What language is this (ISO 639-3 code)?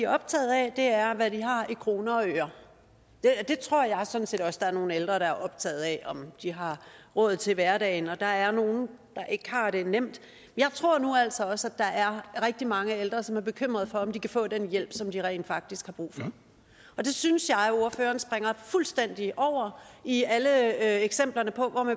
dan